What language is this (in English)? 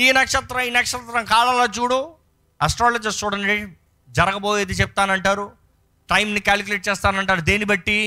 Telugu